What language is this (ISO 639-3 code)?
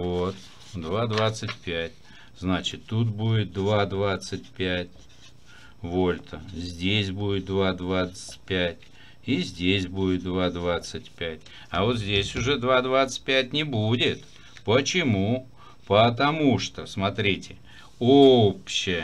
rus